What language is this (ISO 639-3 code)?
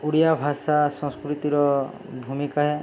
ori